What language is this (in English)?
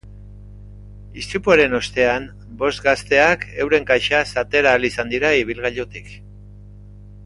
Basque